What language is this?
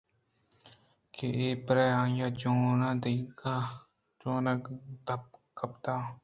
Eastern Balochi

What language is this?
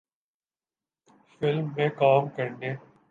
Urdu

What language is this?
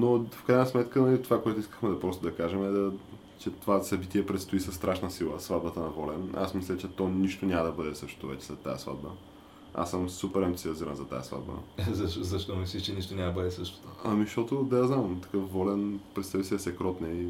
Bulgarian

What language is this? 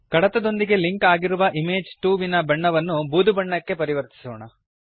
Kannada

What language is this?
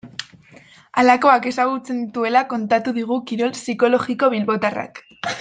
Basque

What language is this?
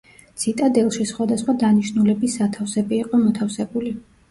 Georgian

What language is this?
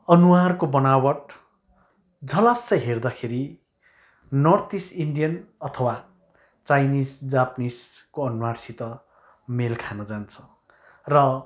Nepali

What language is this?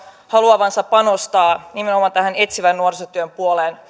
Finnish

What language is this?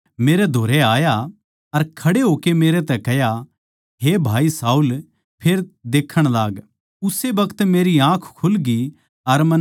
Haryanvi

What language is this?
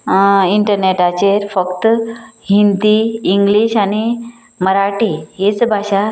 Konkani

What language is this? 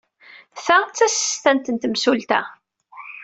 Kabyle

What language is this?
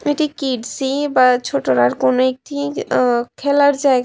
Bangla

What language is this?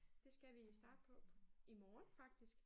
Danish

